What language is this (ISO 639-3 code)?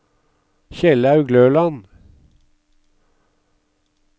nor